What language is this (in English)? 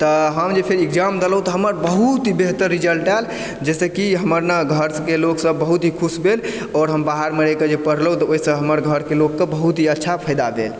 Maithili